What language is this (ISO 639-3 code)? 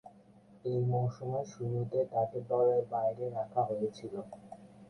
ben